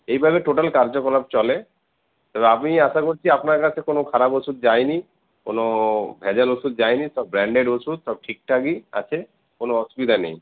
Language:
Bangla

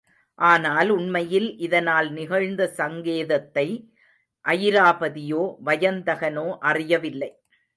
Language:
Tamil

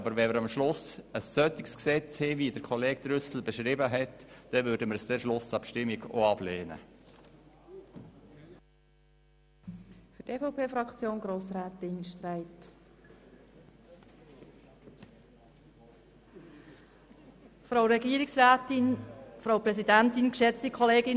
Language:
Swiss German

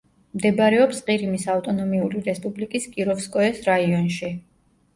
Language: Georgian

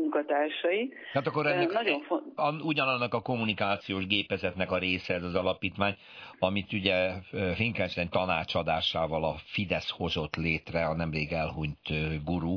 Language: Hungarian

